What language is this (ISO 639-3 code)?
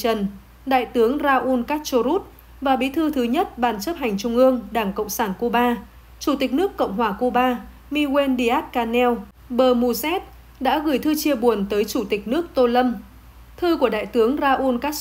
vie